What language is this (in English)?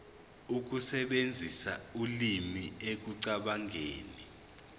Zulu